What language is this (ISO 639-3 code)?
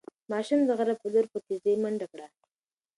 pus